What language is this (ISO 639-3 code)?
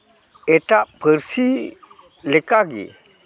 sat